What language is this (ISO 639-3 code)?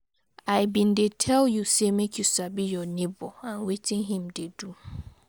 pcm